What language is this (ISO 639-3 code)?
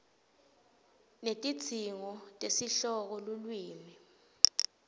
ssw